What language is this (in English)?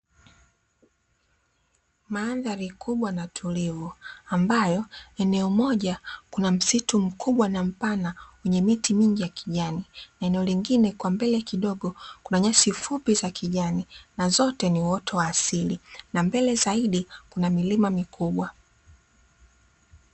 Swahili